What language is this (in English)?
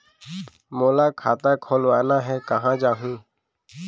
Chhattisgarhi